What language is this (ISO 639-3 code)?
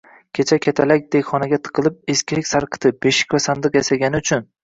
uzb